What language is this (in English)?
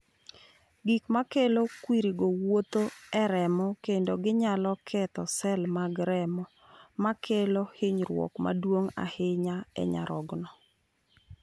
Luo (Kenya and Tanzania)